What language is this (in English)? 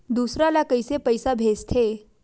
Chhattisgarhi